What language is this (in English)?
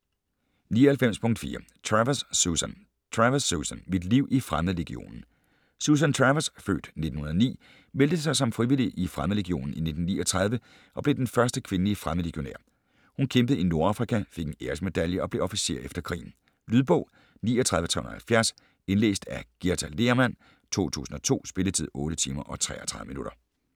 Danish